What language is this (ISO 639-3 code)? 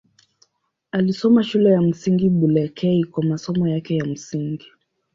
swa